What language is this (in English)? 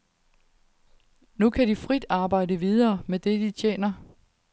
Danish